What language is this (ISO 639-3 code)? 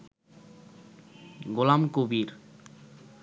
ben